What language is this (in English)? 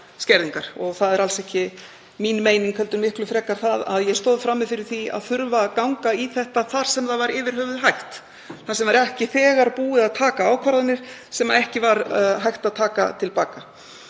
Icelandic